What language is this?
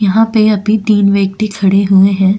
Hindi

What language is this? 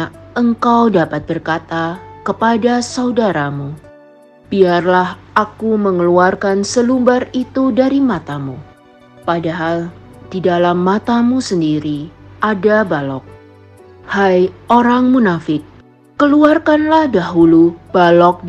Indonesian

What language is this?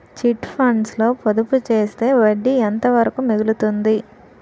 Telugu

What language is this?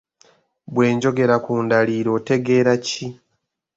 Ganda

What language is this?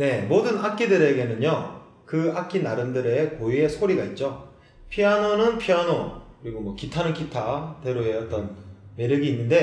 Korean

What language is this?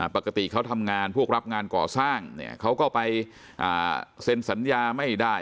Thai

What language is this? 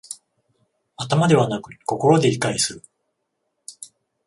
Japanese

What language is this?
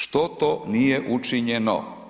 Croatian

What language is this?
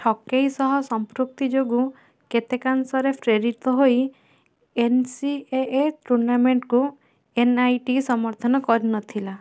Odia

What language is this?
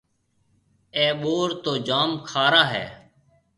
Marwari (Pakistan)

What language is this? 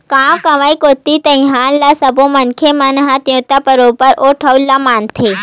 Chhattisgarhi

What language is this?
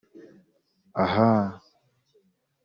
Kinyarwanda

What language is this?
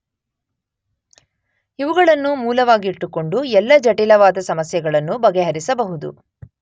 Kannada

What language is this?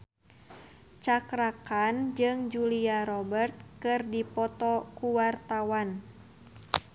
Sundanese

